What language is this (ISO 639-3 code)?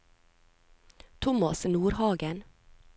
nor